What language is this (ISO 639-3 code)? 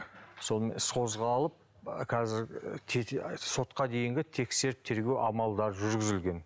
kaz